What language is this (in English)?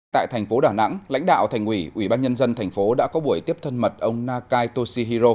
Vietnamese